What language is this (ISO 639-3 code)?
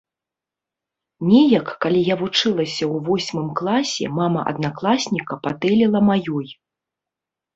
bel